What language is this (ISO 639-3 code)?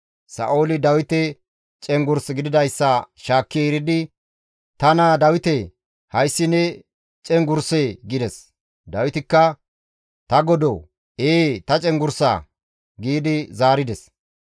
gmv